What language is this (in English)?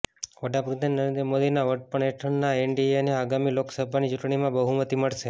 Gujarati